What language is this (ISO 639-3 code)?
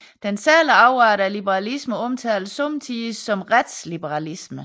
dan